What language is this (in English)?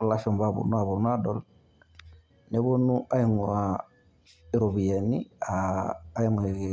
Masai